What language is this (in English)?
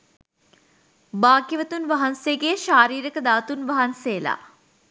Sinhala